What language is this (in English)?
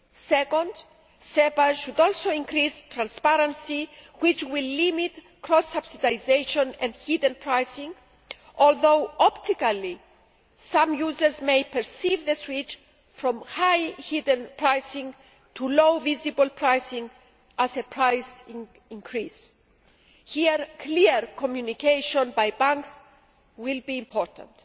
English